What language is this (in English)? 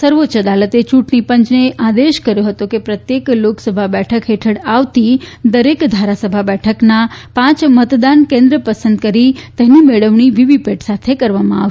Gujarati